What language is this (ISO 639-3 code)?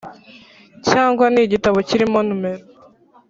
kin